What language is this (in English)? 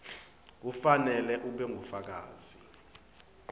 Swati